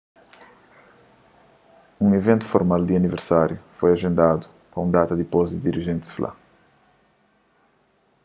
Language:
Kabuverdianu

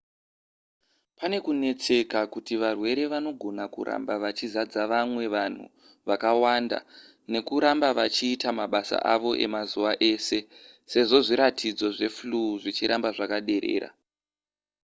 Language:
Shona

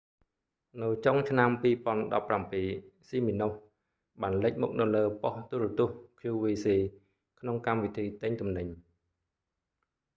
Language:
Khmer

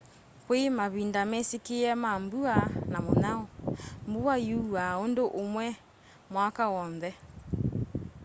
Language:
Kamba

